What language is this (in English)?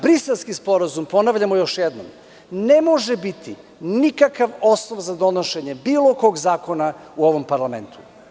Serbian